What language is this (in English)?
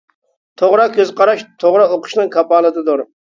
Uyghur